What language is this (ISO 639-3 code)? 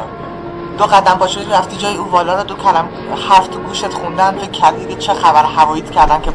fas